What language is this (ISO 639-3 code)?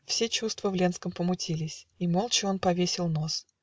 rus